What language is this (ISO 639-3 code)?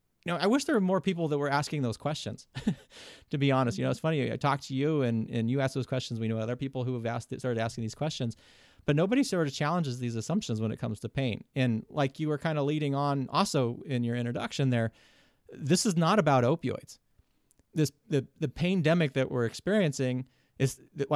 eng